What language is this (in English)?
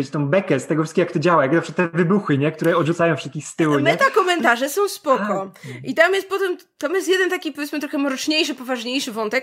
Polish